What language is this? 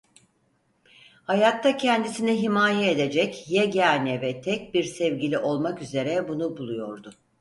Turkish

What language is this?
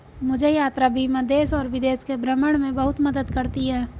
Hindi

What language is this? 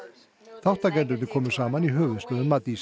Icelandic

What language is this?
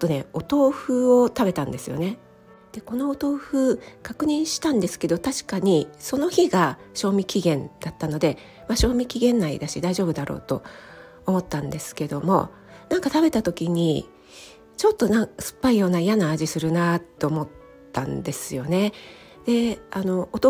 Japanese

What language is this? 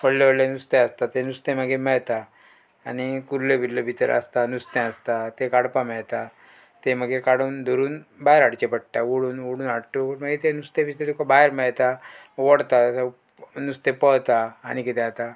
Konkani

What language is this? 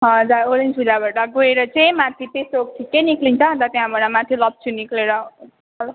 Nepali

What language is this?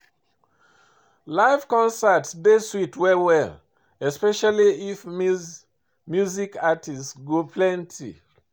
Nigerian Pidgin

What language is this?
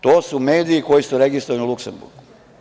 Serbian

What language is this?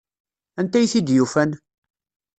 Kabyle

